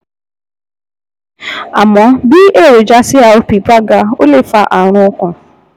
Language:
Yoruba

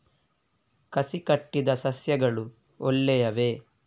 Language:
Kannada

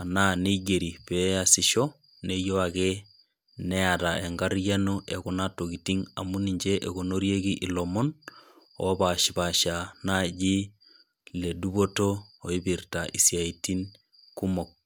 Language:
Masai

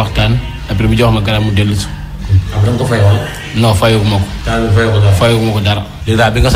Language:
French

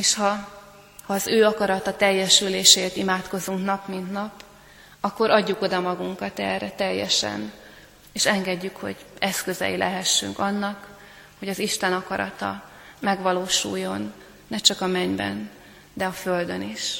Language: Hungarian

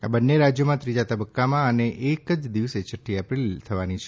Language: Gujarati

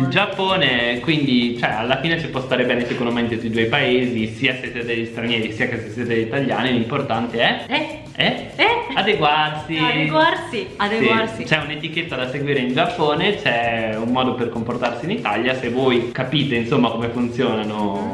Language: Italian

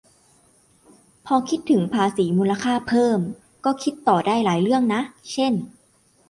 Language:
Thai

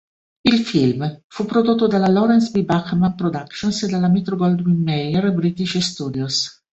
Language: Italian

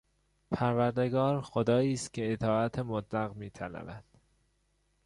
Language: Persian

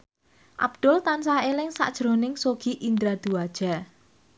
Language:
Javanese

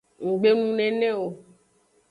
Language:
Aja (Benin)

